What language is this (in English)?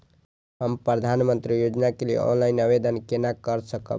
Maithili